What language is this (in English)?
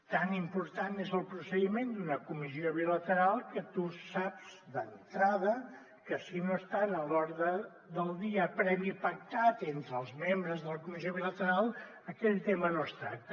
Catalan